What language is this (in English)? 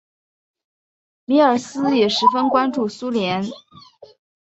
Chinese